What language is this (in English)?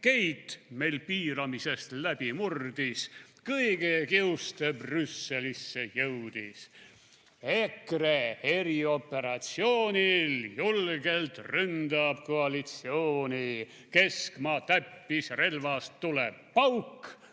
Estonian